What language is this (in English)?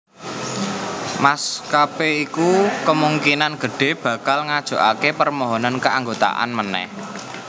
Javanese